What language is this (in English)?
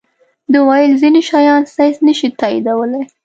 Pashto